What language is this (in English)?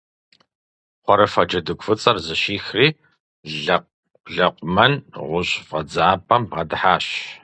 Kabardian